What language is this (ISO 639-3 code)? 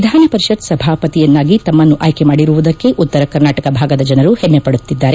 kan